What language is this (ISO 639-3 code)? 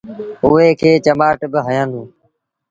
sbn